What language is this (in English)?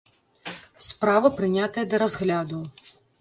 Belarusian